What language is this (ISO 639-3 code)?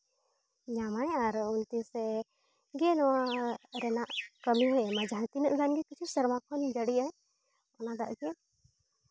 sat